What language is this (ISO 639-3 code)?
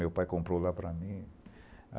por